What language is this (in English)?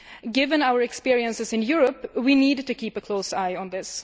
English